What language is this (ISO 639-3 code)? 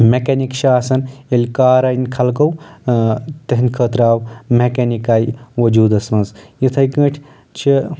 kas